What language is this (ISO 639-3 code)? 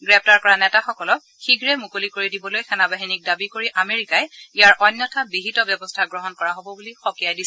asm